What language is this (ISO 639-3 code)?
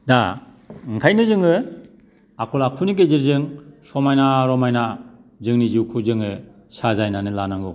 brx